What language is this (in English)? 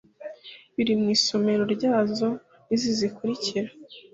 Kinyarwanda